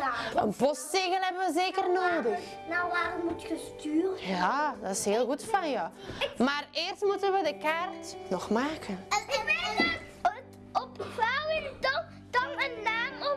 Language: Dutch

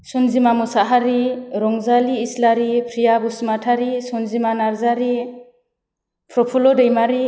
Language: Bodo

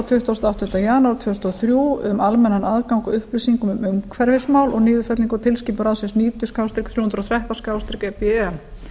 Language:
Icelandic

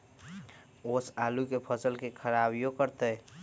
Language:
Magahi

